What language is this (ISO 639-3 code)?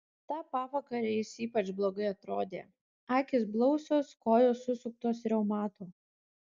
lit